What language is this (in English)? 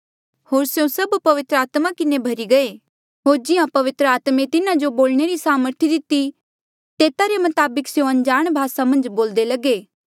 Mandeali